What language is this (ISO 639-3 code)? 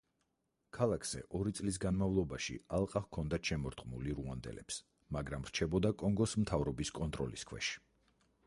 kat